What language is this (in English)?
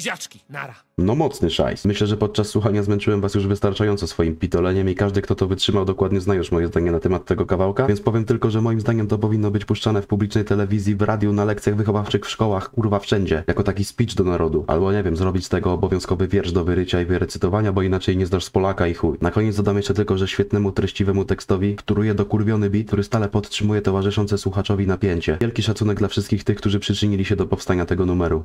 Polish